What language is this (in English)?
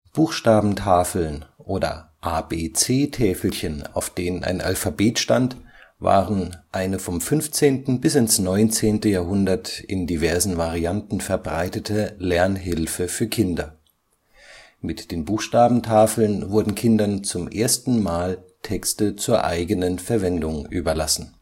German